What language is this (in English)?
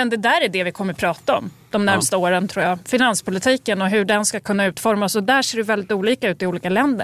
Swedish